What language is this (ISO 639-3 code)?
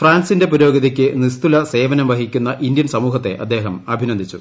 mal